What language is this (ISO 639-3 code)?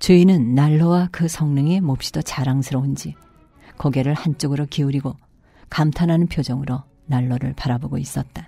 kor